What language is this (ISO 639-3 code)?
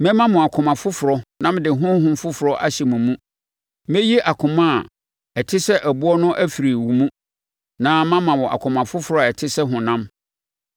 aka